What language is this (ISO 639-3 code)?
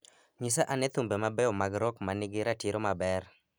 luo